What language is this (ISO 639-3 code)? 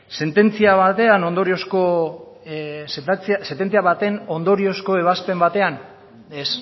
eus